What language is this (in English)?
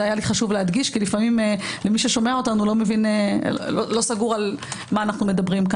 Hebrew